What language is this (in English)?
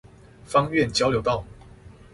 Chinese